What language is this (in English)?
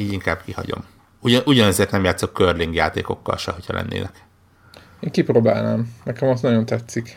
Hungarian